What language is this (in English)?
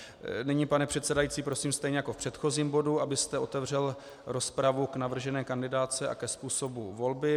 Czech